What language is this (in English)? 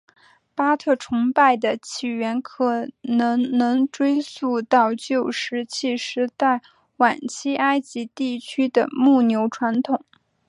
Chinese